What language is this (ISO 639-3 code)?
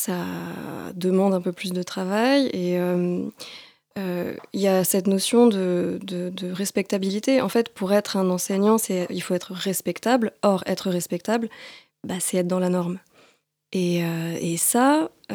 fra